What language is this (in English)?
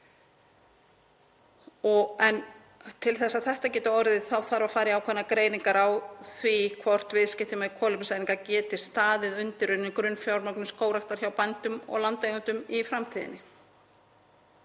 Icelandic